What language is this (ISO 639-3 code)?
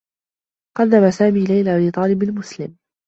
ara